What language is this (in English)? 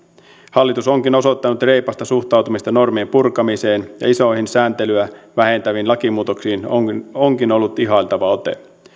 Finnish